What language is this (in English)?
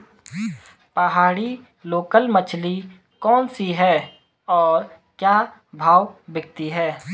Hindi